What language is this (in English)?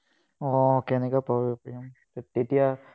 Assamese